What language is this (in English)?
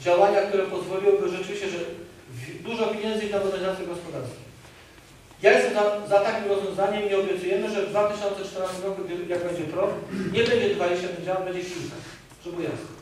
Polish